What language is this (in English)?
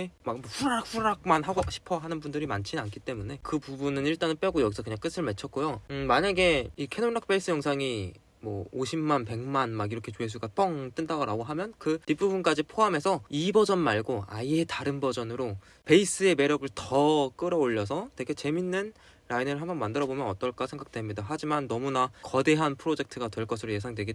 Korean